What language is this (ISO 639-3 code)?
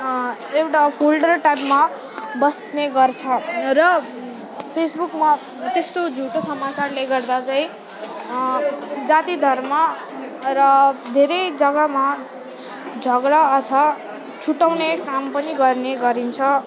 nep